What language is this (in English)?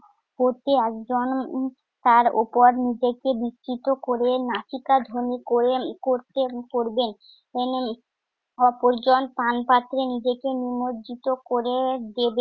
Bangla